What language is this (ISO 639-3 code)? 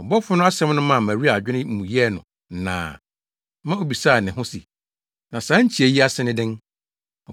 aka